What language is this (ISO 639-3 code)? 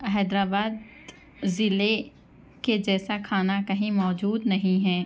urd